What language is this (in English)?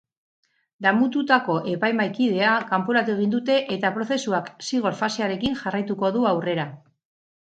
Basque